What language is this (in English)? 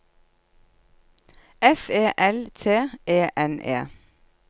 Norwegian